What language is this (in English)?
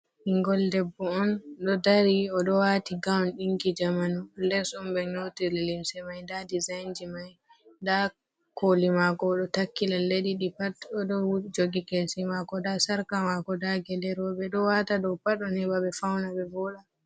Fula